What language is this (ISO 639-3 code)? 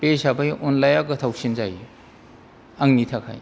brx